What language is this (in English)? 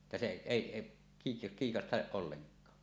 Finnish